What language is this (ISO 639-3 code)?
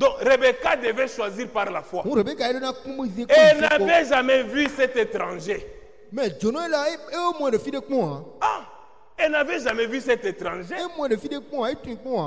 fra